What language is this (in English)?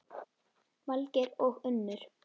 Icelandic